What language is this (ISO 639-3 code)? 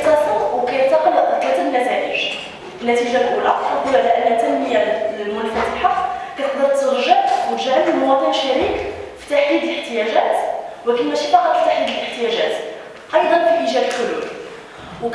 ara